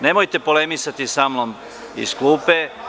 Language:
Serbian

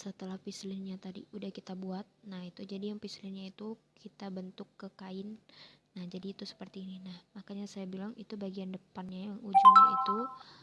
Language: Indonesian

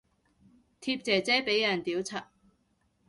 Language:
Cantonese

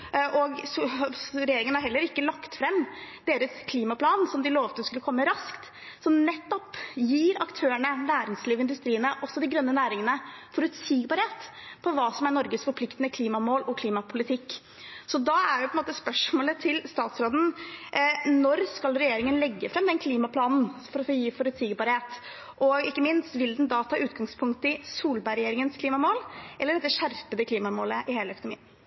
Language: Norwegian Bokmål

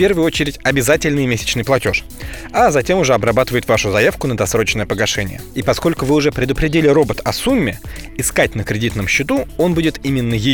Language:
Russian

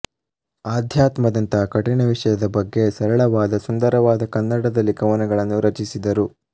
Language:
Kannada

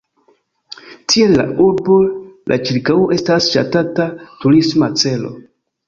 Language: Esperanto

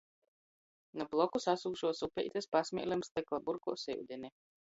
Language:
Latgalian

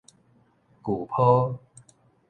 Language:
Min Nan Chinese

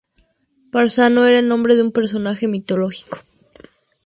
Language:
Spanish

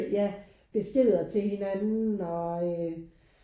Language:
Danish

